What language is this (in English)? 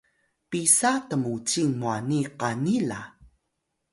Atayal